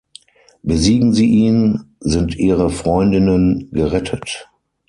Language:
German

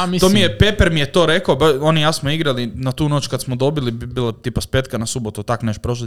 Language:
Croatian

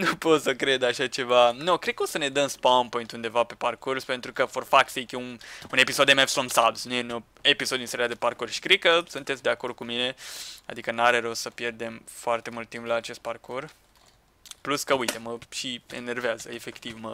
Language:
Romanian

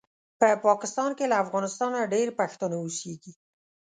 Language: Pashto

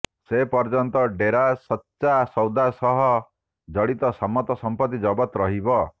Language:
Odia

